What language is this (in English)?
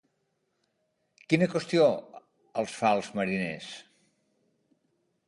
Catalan